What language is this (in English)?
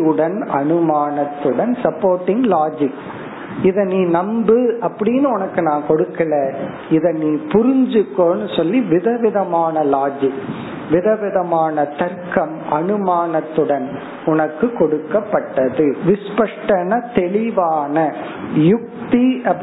Tamil